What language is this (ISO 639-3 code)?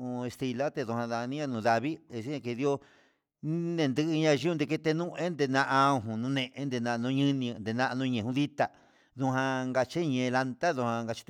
mxs